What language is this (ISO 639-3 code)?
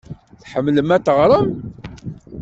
kab